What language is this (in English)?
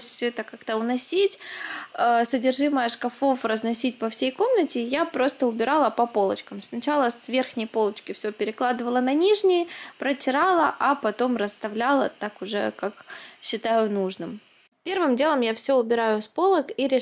Russian